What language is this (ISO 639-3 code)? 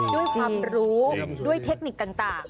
tha